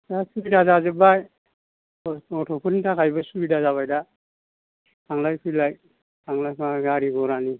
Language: Bodo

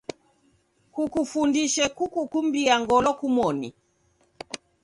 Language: Taita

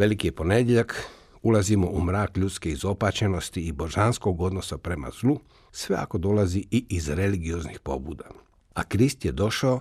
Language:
Croatian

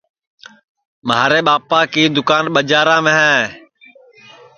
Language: Sansi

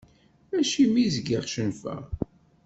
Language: Kabyle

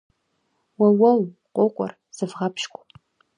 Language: Kabardian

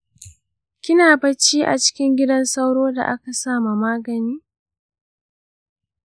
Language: Hausa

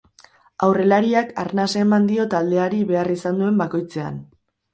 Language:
Basque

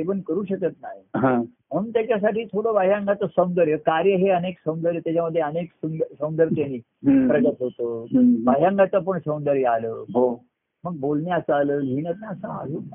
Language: Marathi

